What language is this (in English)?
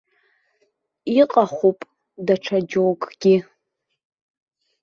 Abkhazian